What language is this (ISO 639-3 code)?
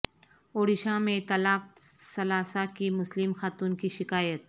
urd